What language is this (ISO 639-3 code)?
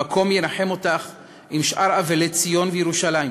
heb